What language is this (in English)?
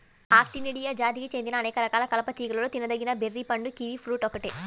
Telugu